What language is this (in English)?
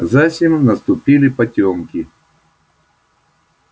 Russian